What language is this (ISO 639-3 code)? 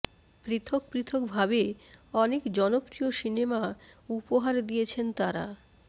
ben